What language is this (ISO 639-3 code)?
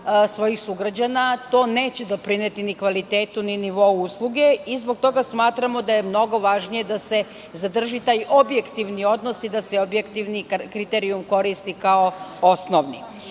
srp